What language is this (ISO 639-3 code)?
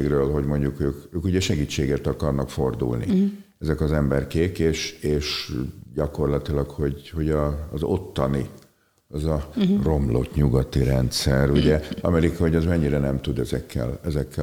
hun